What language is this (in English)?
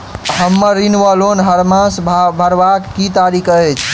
Maithili